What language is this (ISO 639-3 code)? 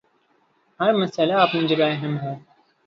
urd